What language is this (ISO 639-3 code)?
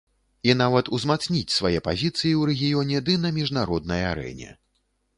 bel